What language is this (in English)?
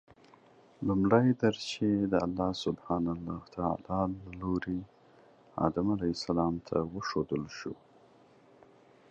Pashto